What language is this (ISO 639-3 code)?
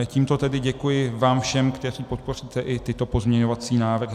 ces